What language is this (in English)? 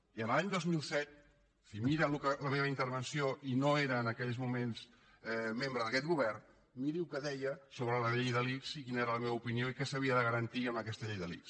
Catalan